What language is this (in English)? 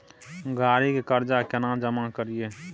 Maithili